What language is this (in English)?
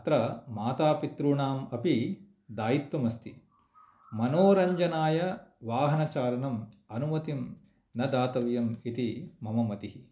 Sanskrit